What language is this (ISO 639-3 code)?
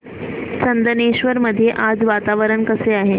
mar